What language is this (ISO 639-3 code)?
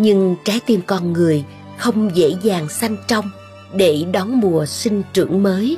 vie